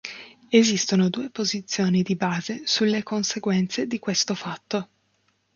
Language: Italian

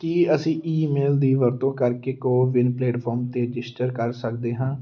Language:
Punjabi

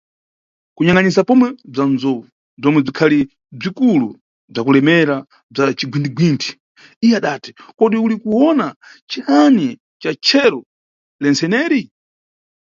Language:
Nyungwe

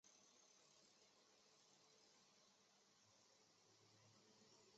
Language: Chinese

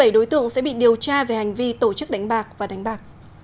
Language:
Vietnamese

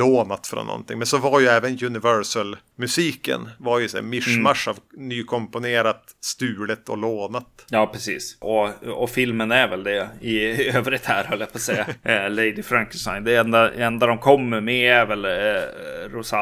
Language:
Swedish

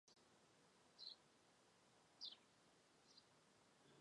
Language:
Chinese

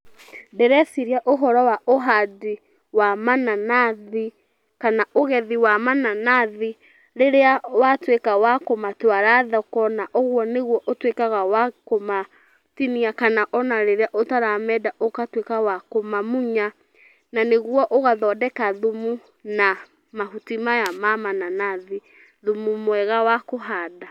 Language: Kikuyu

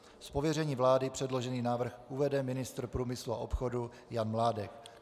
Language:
Czech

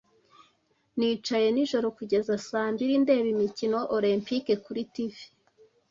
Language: Kinyarwanda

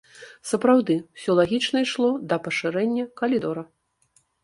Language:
Belarusian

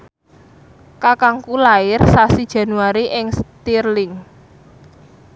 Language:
Javanese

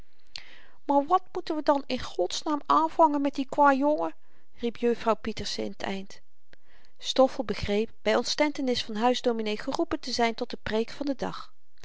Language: Dutch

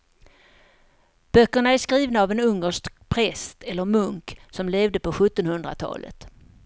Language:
Swedish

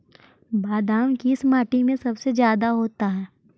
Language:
Magahi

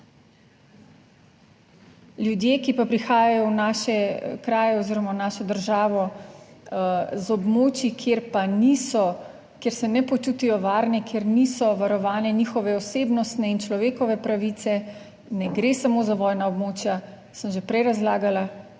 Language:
Slovenian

